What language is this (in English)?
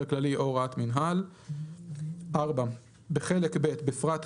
Hebrew